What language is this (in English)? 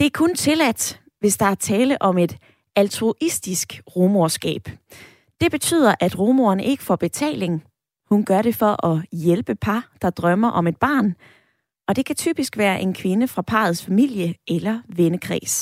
Danish